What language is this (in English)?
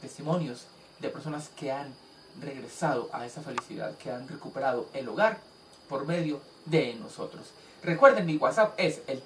Spanish